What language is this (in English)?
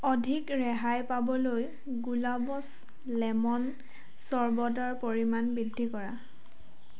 Assamese